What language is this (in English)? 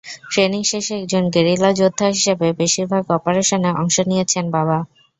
Bangla